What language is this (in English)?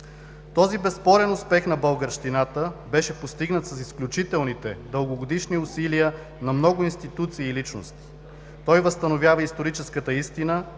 Bulgarian